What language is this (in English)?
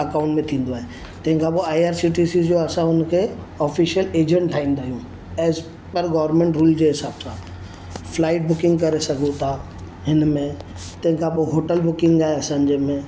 Sindhi